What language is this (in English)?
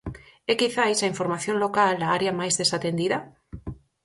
Galician